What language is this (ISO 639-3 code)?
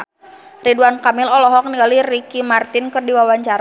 sun